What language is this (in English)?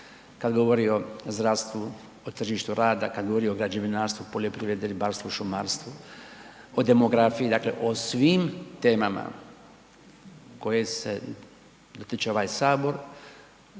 Croatian